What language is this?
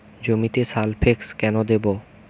Bangla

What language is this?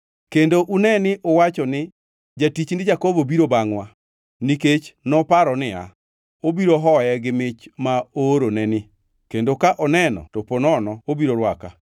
Luo (Kenya and Tanzania)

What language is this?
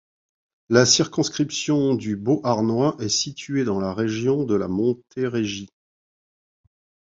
French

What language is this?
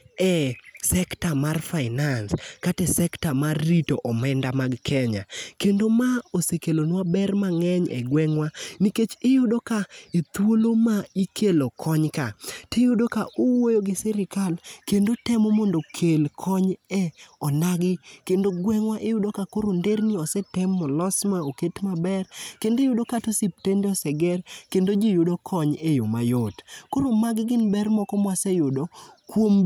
Luo (Kenya and Tanzania)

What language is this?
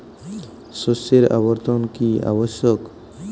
Bangla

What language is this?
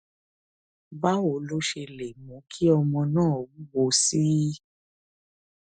Yoruba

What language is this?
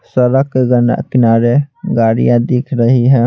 Hindi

